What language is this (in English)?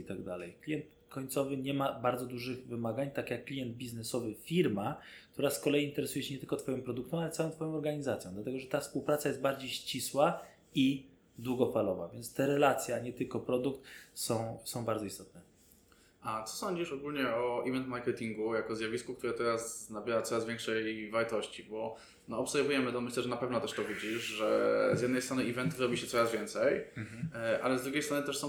Polish